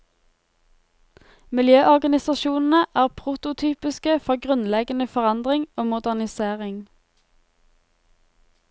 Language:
Norwegian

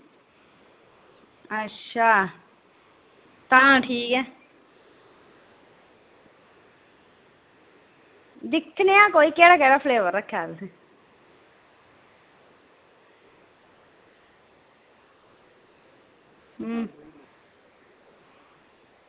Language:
Dogri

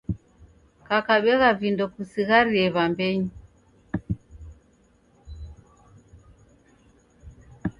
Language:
Taita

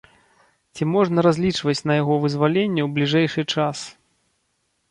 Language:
Belarusian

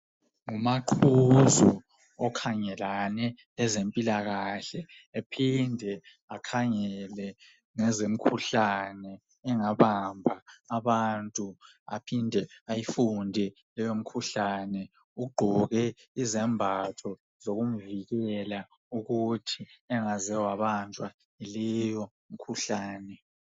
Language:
North Ndebele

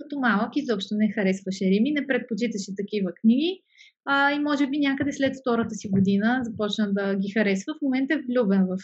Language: Bulgarian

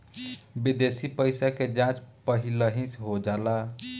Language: Bhojpuri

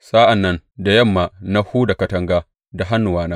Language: Hausa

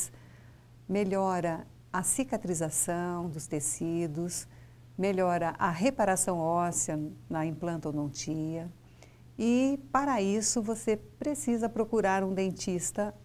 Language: Portuguese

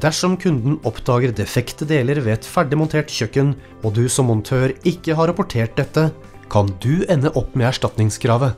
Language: Norwegian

